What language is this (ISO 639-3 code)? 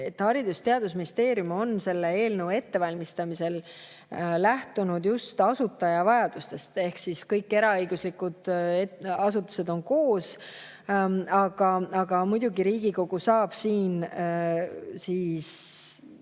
est